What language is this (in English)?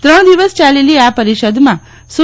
Gujarati